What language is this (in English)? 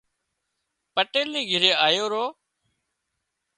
Wadiyara Koli